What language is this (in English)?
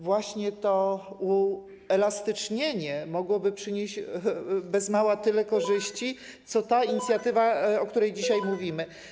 Polish